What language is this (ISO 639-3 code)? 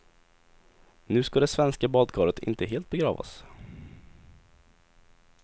swe